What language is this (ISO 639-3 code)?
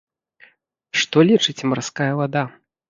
bel